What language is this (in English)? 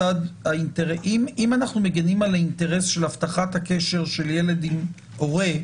Hebrew